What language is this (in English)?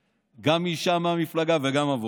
Hebrew